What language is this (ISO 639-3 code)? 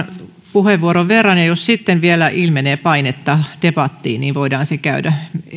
fin